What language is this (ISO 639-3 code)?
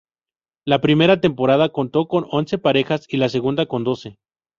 spa